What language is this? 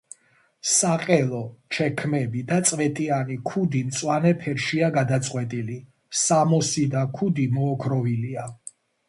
Georgian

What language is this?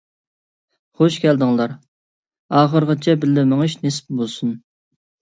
Uyghur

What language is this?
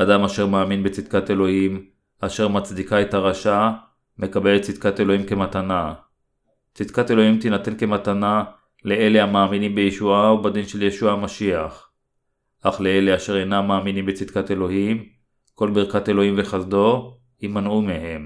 Hebrew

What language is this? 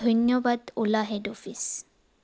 Assamese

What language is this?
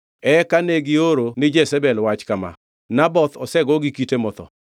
Luo (Kenya and Tanzania)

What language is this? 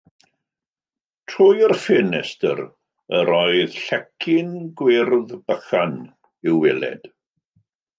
Welsh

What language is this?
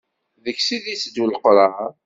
Kabyle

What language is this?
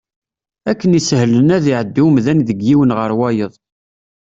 Kabyle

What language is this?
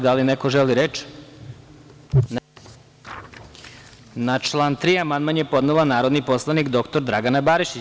Serbian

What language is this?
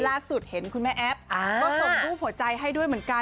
Thai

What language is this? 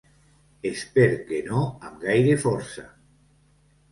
Catalan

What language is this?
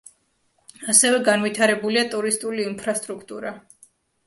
Georgian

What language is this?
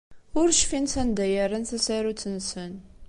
Kabyle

